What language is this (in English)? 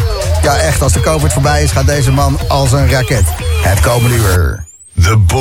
Dutch